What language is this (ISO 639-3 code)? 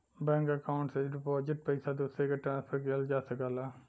bho